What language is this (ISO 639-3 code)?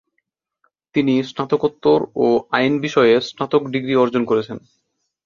ben